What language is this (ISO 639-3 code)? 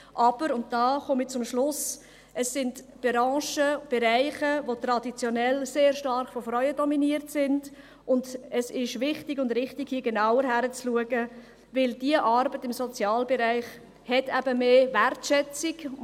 gsw